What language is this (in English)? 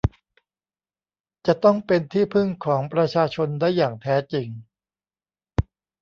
Thai